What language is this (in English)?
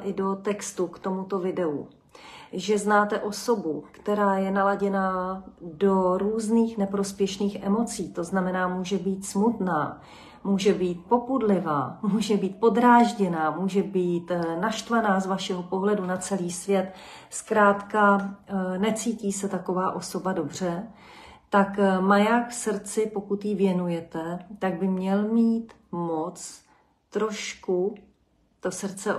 Czech